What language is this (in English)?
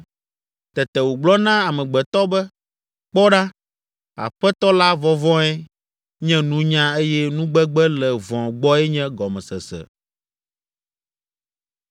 Ewe